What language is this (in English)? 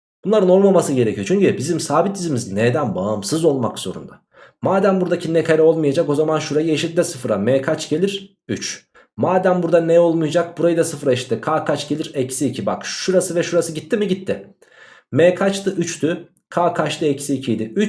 Turkish